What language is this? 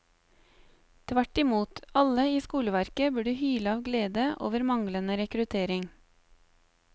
Norwegian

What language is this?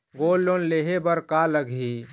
Chhattisgarhi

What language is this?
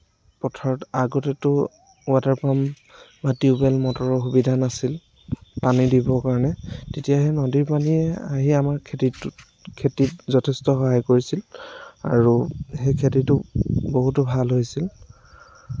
Assamese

